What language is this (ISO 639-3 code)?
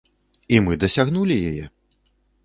bel